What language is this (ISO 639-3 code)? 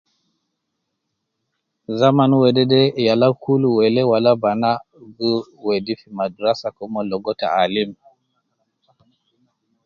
kcn